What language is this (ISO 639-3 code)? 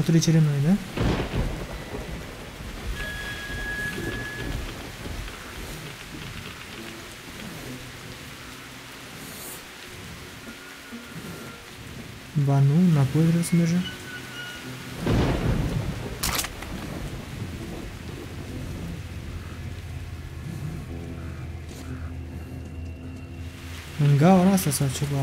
ron